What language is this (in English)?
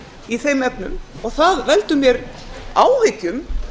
Icelandic